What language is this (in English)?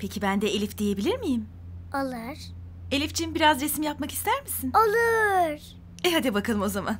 Turkish